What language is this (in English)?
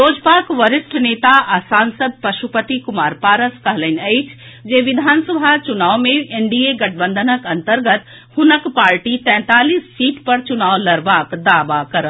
Maithili